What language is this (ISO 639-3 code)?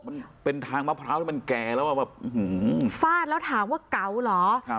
tha